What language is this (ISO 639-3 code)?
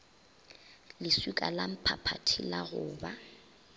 nso